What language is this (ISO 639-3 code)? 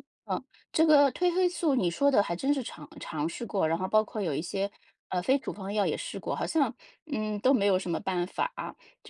zho